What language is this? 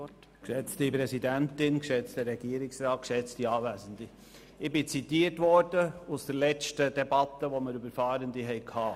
Swiss German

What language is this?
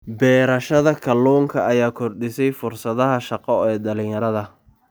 Somali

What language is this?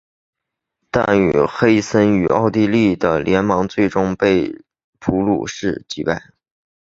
Chinese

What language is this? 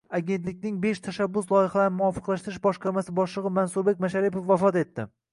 Uzbek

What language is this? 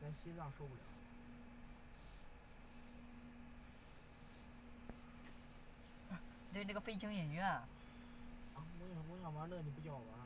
Chinese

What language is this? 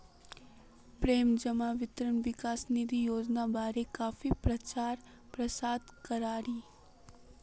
Magahi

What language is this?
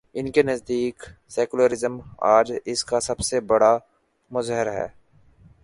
Urdu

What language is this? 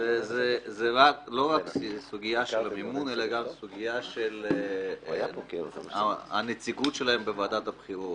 Hebrew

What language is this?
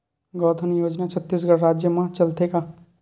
Chhattisgarhi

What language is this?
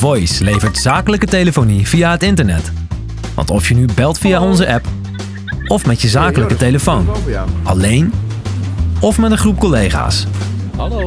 Dutch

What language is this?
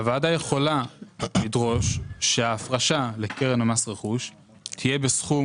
Hebrew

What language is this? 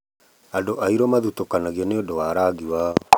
Kikuyu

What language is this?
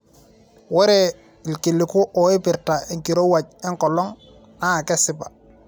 Masai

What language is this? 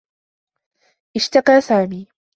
Arabic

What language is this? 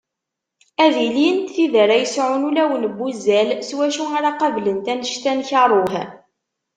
Kabyle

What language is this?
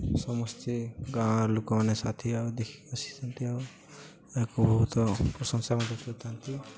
Odia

